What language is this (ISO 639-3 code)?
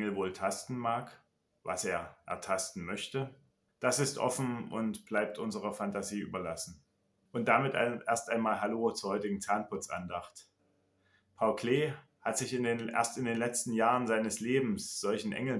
deu